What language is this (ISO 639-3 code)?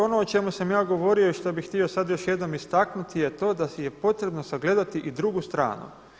hrv